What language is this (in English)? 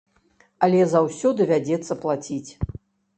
Belarusian